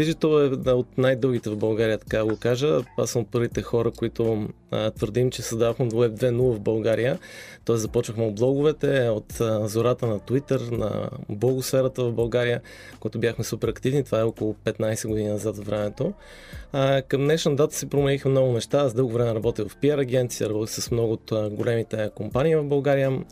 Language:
Bulgarian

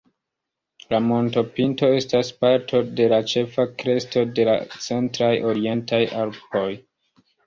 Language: Esperanto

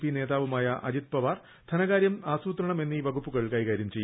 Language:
Malayalam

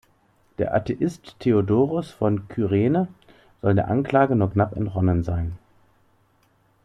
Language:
German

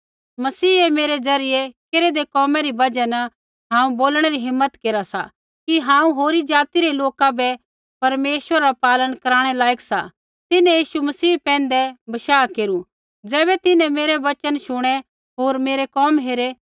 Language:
Kullu Pahari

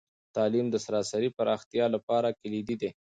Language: Pashto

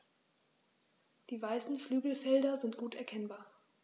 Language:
German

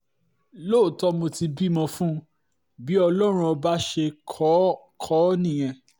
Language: Yoruba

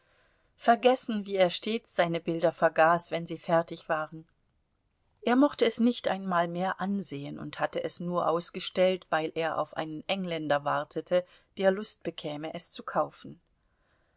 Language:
German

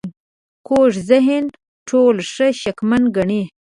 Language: Pashto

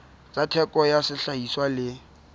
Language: Southern Sotho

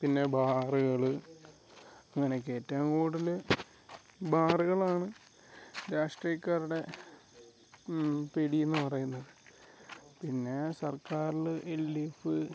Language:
Malayalam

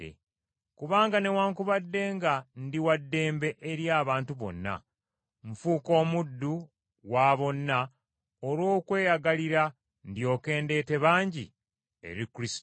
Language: Ganda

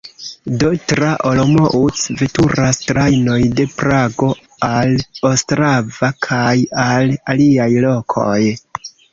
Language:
Esperanto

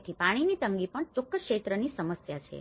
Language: Gujarati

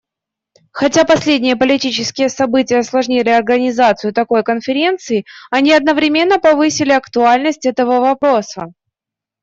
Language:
Russian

